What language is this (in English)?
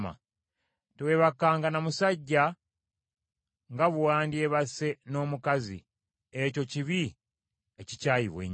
Ganda